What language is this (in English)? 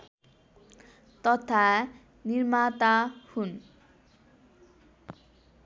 Nepali